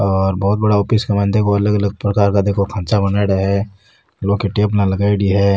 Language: Rajasthani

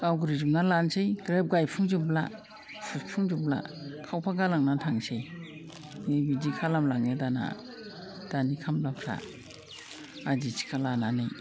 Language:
Bodo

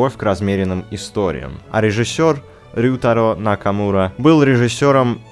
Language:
Russian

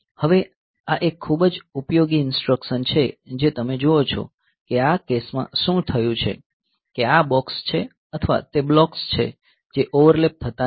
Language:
Gujarati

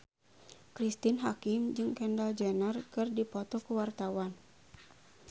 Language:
Sundanese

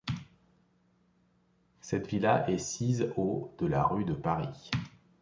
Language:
French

